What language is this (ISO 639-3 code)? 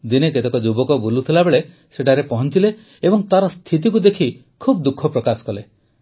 ori